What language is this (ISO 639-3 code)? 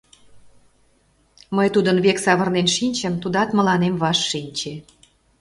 chm